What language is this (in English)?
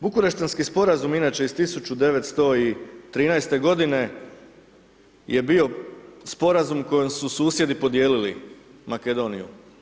Croatian